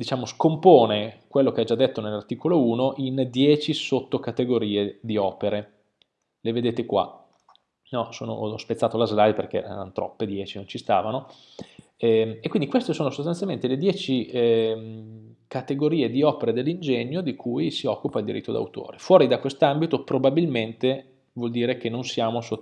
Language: Italian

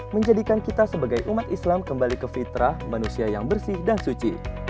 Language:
Indonesian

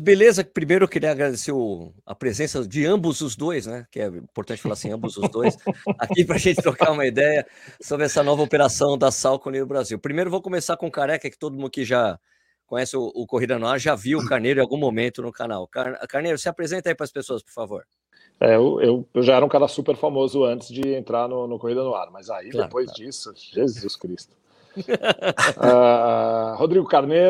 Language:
Portuguese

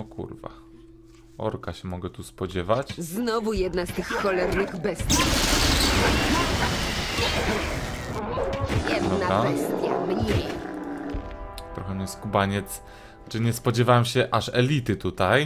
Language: Polish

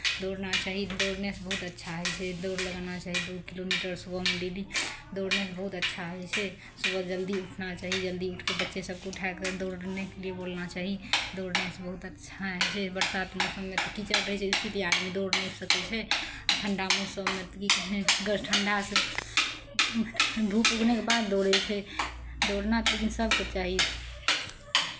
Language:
Maithili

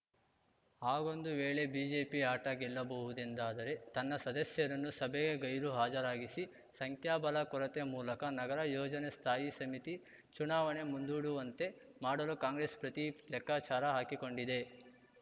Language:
Kannada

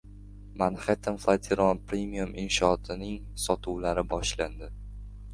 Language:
Uzbek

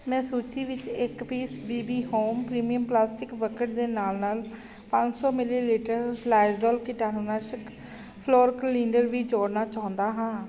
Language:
Punjabi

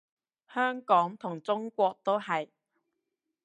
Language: Cantonese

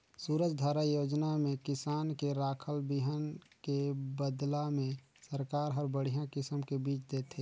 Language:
Chhattisgarhi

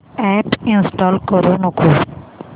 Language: Marathi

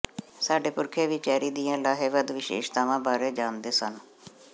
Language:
Punjabi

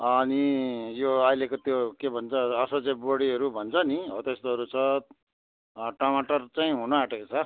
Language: Nepali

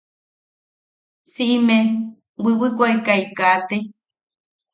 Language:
Yaqui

